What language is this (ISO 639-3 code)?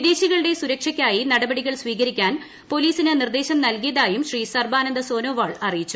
mal